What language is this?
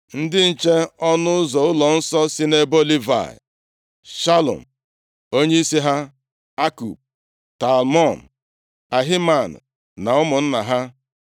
Igbo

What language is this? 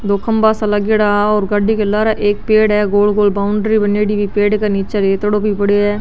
Marwari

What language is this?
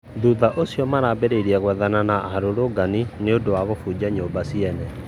Kikuyu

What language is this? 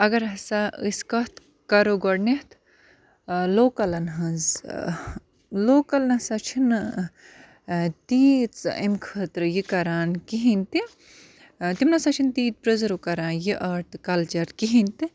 Kashmiri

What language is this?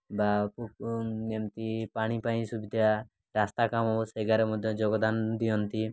Odia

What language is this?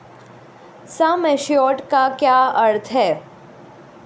Hindi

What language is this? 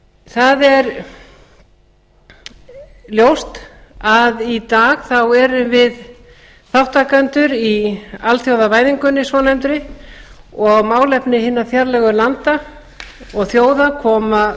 Icelandic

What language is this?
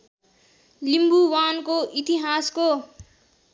Nepali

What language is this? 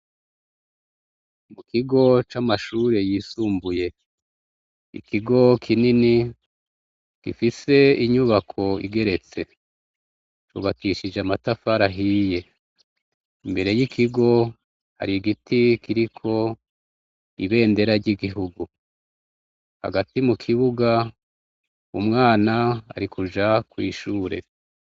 Rundi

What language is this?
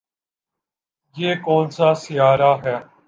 Urdu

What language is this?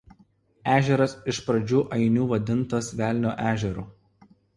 Lithuanian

